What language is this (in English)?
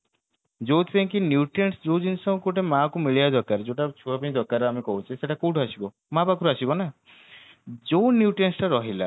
Odia